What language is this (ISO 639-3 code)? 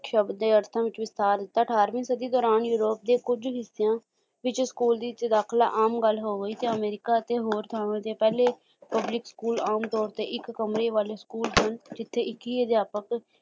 pan